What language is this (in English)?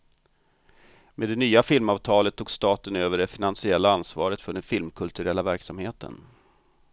Swedish